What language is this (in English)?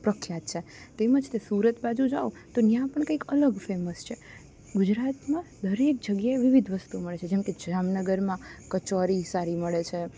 Gujarati